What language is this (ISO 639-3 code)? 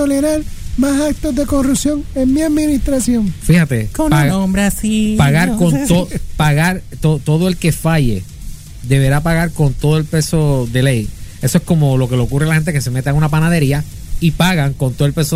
spa